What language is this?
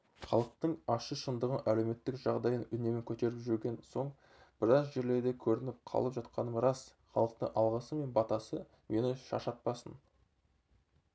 Kazakh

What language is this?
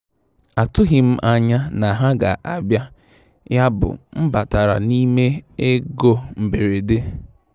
Igbo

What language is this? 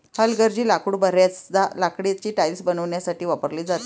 Marathi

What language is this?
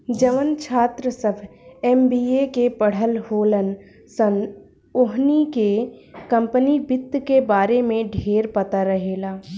Bhojpuri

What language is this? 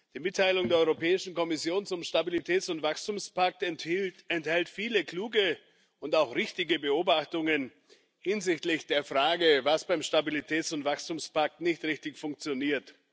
German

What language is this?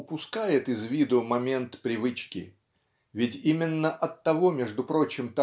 Russian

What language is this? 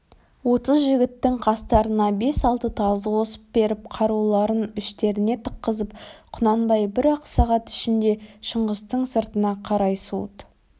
Kazakh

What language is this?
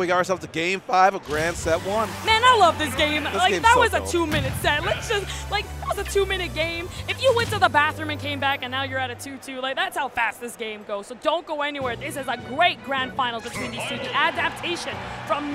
English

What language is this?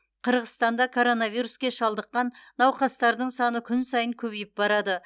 Kazakh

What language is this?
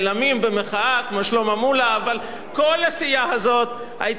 Hebrew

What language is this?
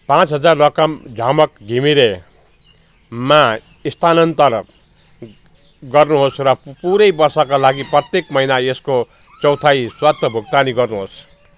Nepali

